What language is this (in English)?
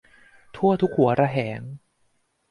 Thai